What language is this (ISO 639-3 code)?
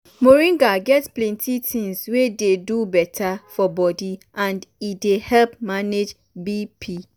pcm